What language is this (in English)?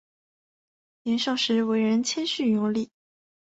Chinese